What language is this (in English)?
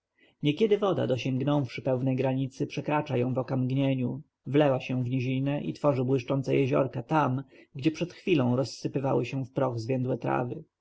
Polish